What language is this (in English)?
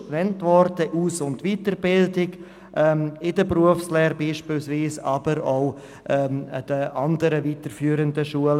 Swiss German